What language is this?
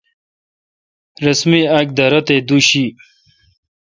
Kalkoti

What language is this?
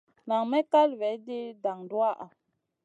Masana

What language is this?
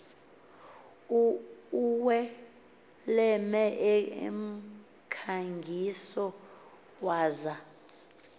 Xhosa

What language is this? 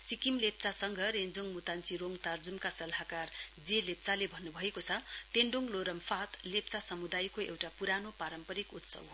Nepali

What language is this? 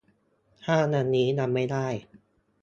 Thai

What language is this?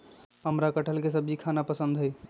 Magahi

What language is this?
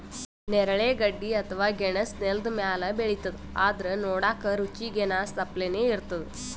Kannada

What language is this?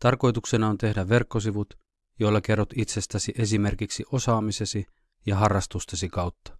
Finnish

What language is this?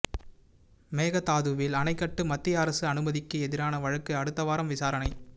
Tamil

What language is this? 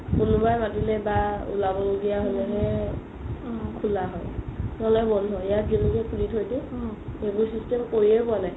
Assamese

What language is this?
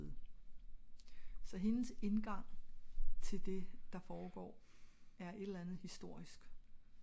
Danish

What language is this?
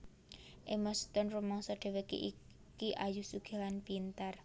Javanese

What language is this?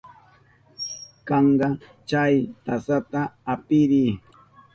Southern Pastaza Quechua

